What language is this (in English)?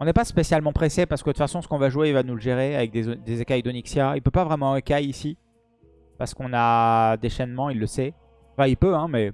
French